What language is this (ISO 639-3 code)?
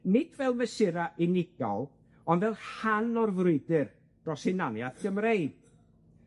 cym